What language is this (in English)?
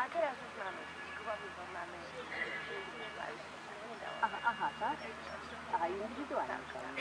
Polish